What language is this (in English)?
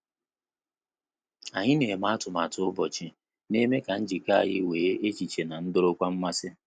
Igbo